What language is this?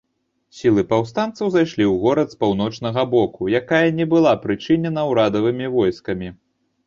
Belarusian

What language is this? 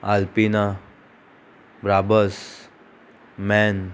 Konkani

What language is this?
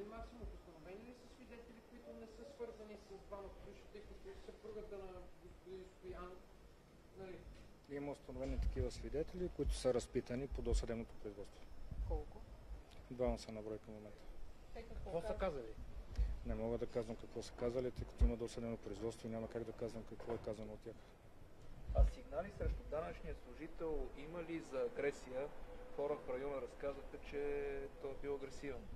Bulgarian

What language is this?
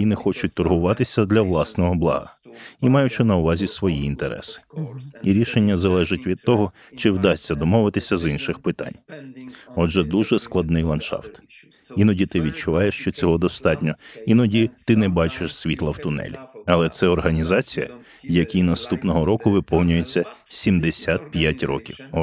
Ukrainian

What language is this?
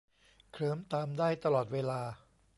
Thai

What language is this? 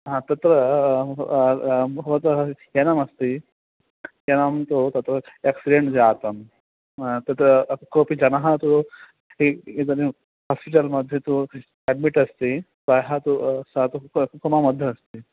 Sanskrit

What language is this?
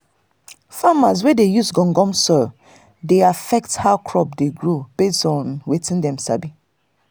Nigerian Pidgin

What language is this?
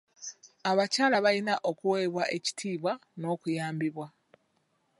Ganda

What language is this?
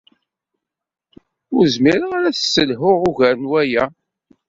Kabyle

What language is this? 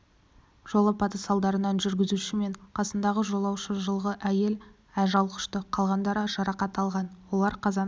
Kazakh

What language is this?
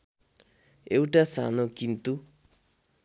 Nepali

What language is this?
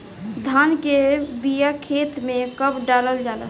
Bhojpuri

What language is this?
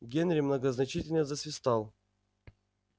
Russian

